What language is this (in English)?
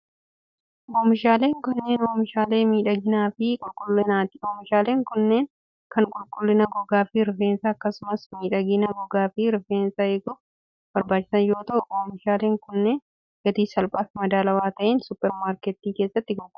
Oromo